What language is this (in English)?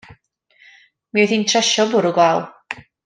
Welsh